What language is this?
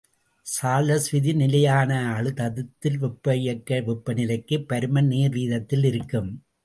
Tamil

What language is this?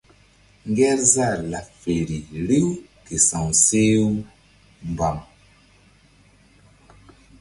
Mbum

